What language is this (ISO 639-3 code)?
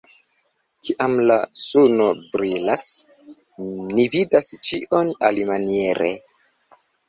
epo